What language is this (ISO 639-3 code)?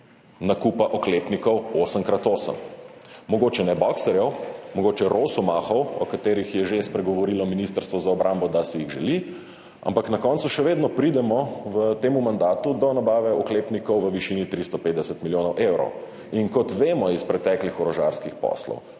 slv